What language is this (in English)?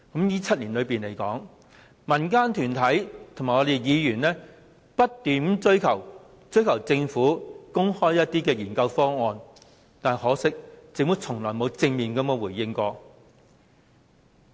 Cantonese